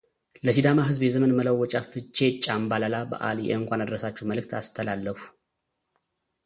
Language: Amharic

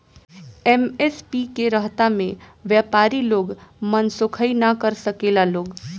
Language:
Bhojpuri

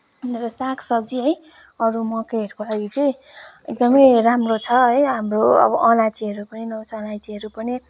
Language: Nepali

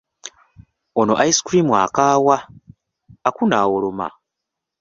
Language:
Ganda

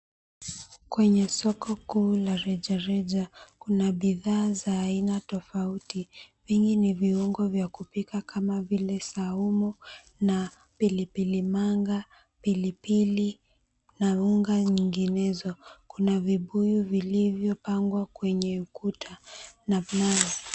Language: Swahili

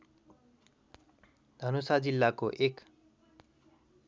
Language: Nepali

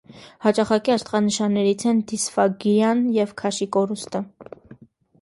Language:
Armenian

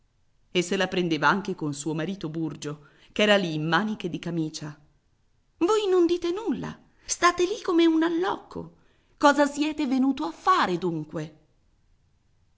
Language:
Italian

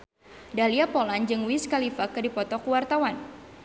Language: Sundanese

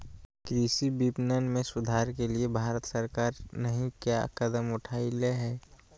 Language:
Magahi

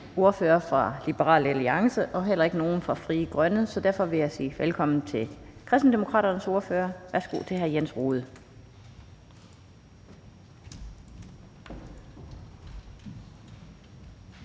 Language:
Danish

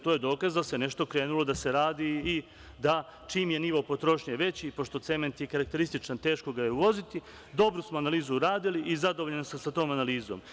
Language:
Serbian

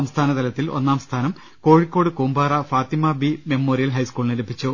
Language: Malayalam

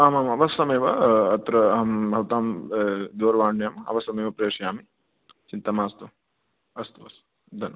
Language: Sanskrit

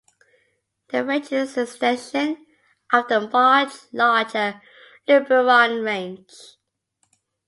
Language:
English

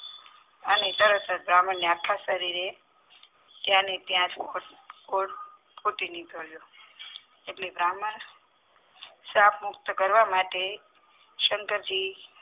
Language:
Gujarati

